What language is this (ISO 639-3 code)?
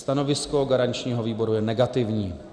ces